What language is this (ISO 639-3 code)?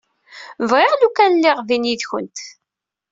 kab